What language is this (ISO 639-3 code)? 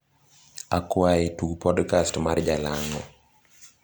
luo